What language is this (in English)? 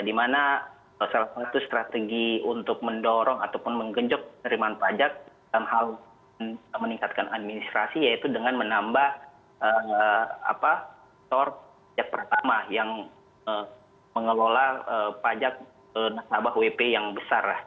Indonesian